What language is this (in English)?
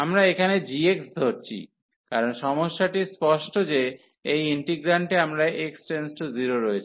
Bangla